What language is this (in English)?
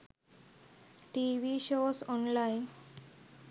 Sinhala